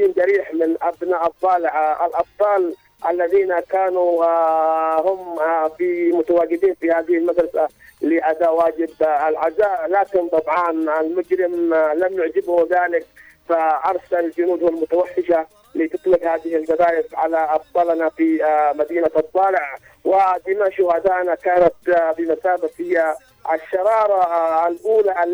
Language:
Arabic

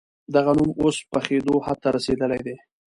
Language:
Pashto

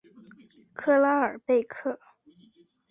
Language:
Chinese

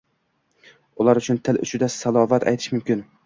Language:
Uzbek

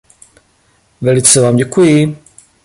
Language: Czech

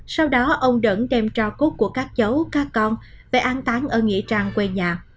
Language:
Vietnamese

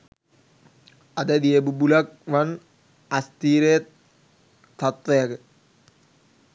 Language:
Sinhala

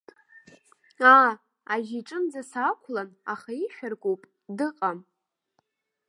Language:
Abkhazian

